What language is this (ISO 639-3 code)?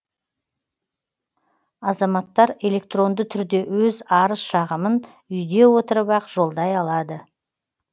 kaz